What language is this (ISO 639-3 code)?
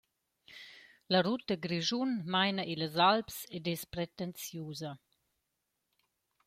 roh